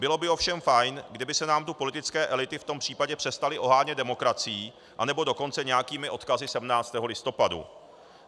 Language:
Czech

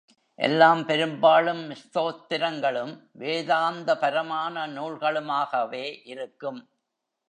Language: Tamil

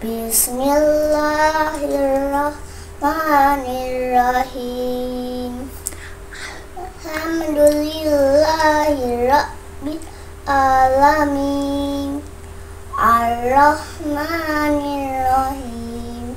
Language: Indonesian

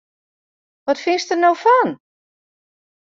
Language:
Western Frisian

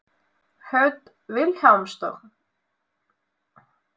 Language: Icelandic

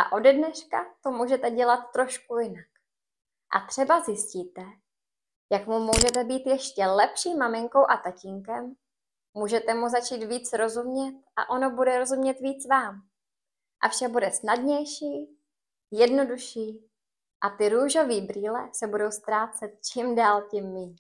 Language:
Czech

